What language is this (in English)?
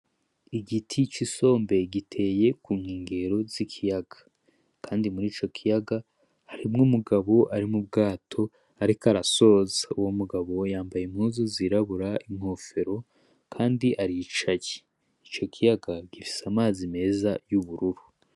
Rundi